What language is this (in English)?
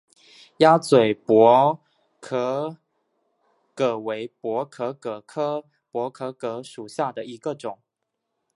Chinese